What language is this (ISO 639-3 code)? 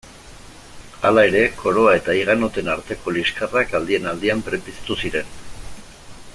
eus